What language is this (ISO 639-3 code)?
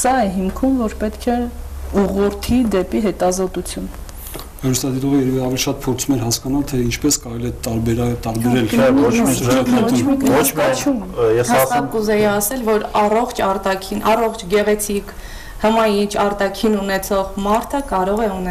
tur